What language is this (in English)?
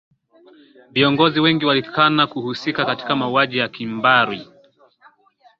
Swahili